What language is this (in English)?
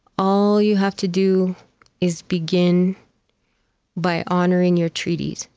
English